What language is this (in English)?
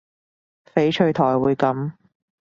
Cantonese